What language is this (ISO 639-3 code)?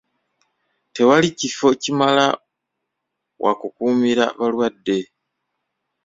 lug